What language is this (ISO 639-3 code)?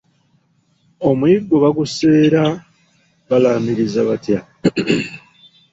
lug